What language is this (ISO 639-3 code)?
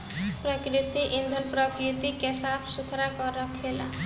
bho